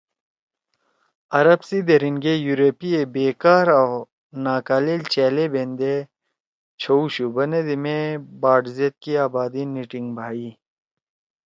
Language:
Torwali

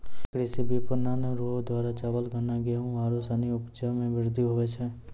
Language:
Maithili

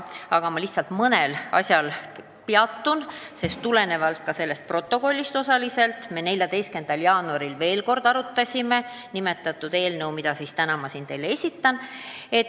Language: Estonian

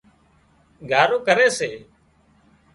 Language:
Wadiyara Koli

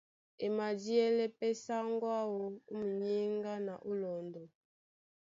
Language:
Duala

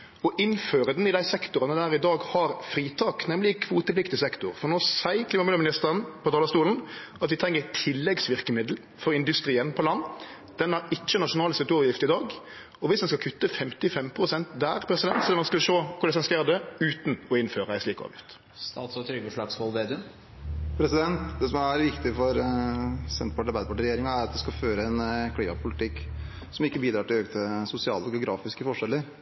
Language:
Norwegian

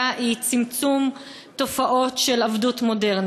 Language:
Hebrew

